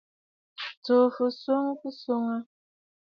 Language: Bafut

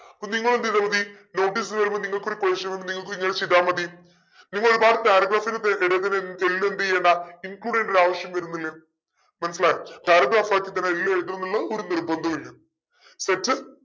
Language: Malayalam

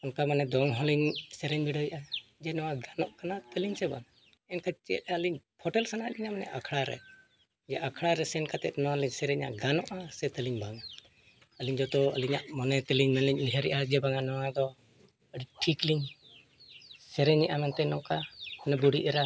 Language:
Santali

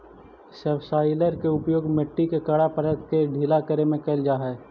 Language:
Magahi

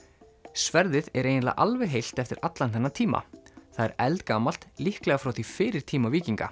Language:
Icelandic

